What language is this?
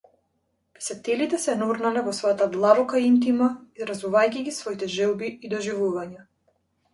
Macedonian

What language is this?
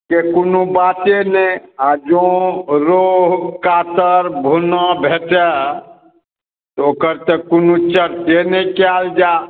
Maithili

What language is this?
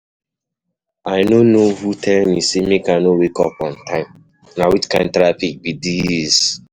Nigerian Pidgin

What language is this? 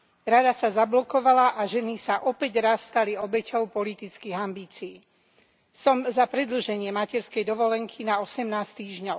Slovak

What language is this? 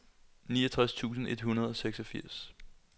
Danish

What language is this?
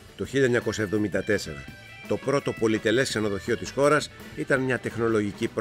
Greek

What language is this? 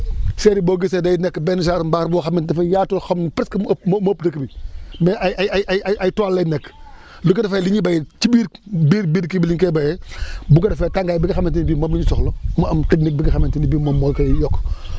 Wolof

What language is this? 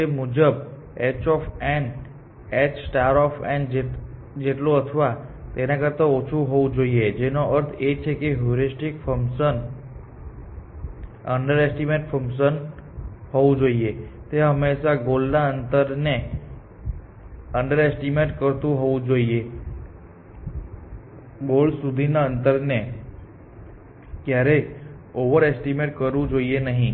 Gujarati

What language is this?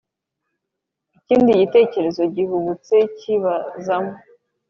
Kinyarwanda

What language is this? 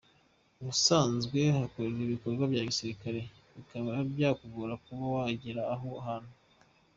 Kinyarwanda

